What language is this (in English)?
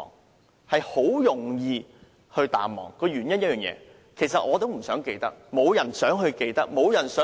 Cantonese